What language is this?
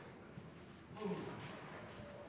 Norwegian Nynorsk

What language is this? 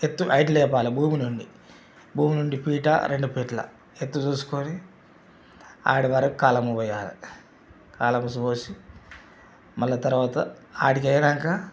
Telugu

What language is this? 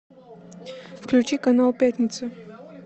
Russian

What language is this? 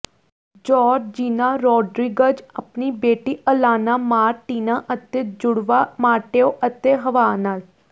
Punjabi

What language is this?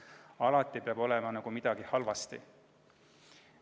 Estonian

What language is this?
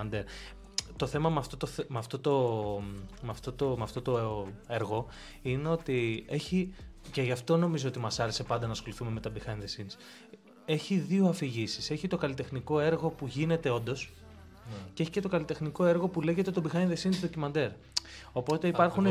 Greek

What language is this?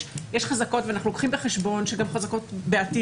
Hebrew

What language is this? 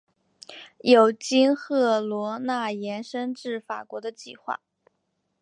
Chinese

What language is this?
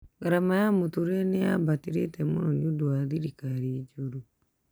Kikuyu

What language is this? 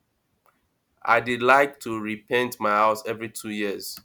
Nigerian Pidgin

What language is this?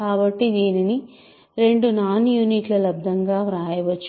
Telugu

